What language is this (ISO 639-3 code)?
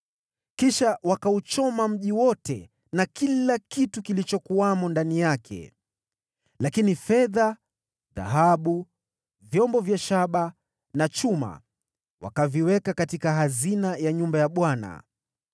swa